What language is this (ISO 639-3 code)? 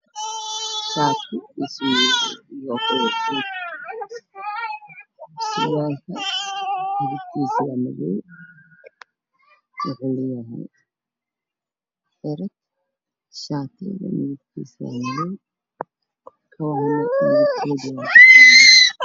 som